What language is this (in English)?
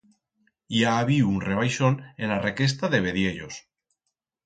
Aragonese